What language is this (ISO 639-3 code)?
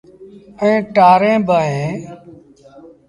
sbn